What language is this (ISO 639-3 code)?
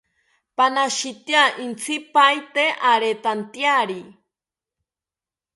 cpy